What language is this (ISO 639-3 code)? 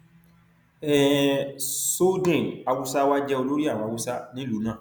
yor